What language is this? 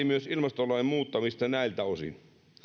Finnish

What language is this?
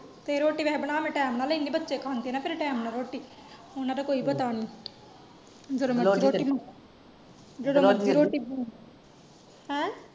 Punjabi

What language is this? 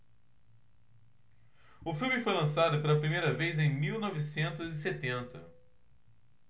Portuguese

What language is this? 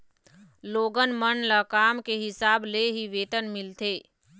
Chhattisgarhi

